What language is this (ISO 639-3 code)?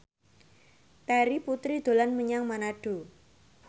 jav